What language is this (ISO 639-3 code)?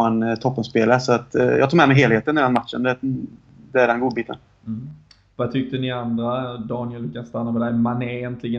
swe